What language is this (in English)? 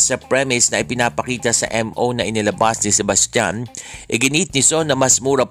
Filipino